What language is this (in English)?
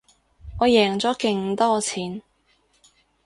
Cantonese